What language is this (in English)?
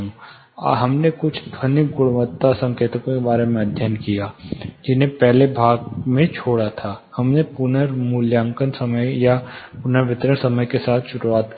Hindi